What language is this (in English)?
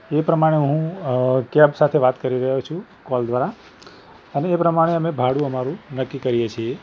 Gujarati